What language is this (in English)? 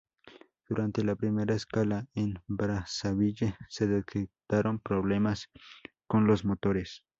Spanish